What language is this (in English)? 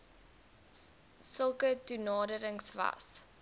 Afrikaans